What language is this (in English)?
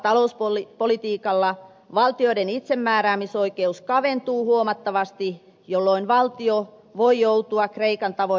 Finnish